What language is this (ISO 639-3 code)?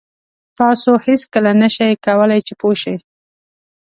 pus